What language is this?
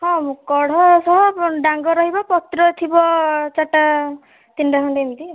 Odia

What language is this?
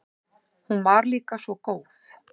Icelandic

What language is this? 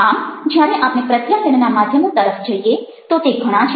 Gujarati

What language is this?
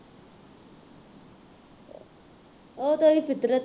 Punjabi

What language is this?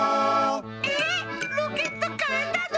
Japanese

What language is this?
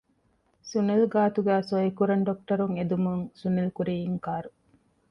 Divehi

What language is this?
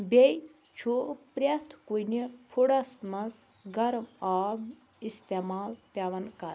Kashmiri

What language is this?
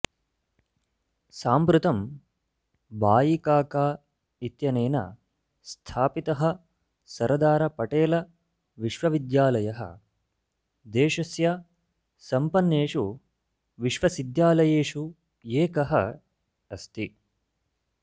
Sanskrit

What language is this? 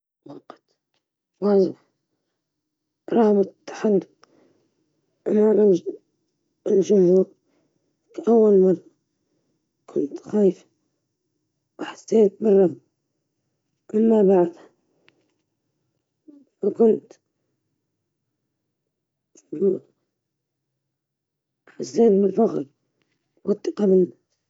Libyan Arabic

